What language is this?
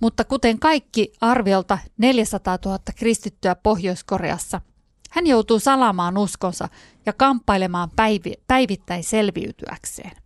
Finnish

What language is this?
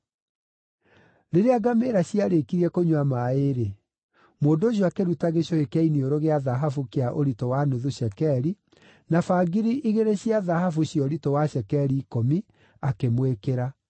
Kikuyu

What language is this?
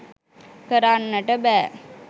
Sinhala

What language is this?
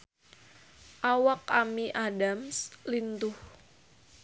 Sundanese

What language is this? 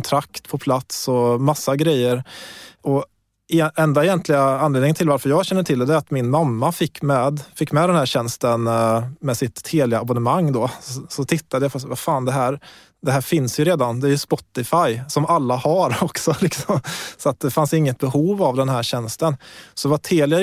Swedish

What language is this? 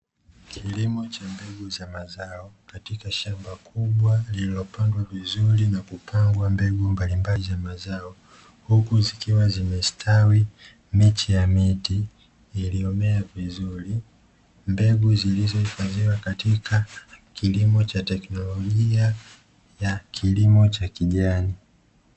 Swahili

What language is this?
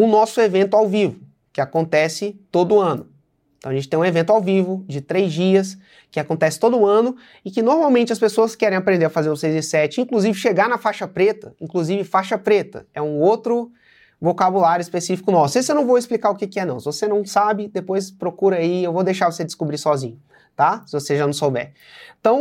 Portuguese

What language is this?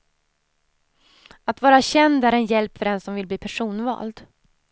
Swedish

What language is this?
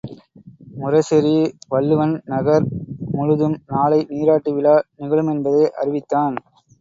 Tamil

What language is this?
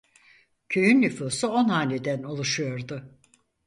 Turkish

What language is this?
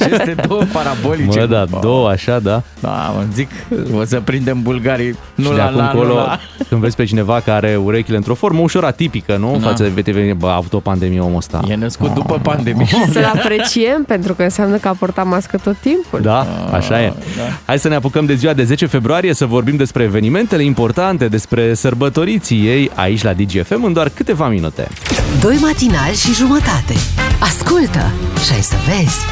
Romanian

